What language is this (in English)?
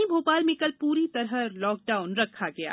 Hindi